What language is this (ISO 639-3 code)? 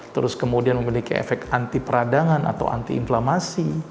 ind